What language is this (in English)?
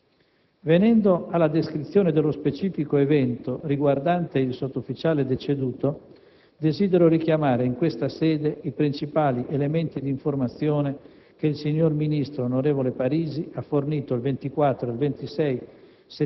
Italian